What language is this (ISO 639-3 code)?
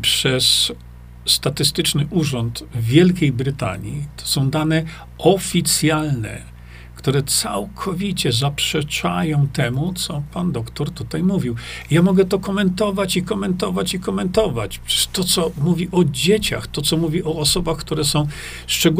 pol